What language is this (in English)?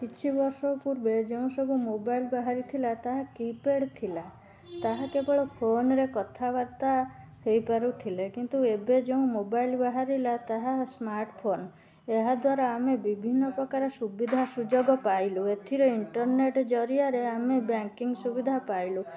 Odia